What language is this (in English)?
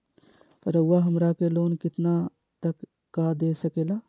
Magahi